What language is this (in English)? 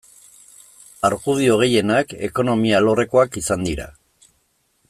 Basque